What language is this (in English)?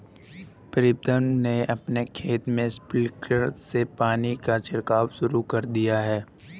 Hindi